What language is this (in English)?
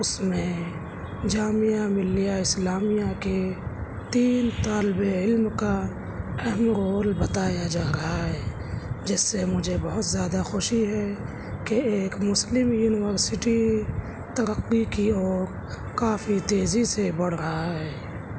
Urdu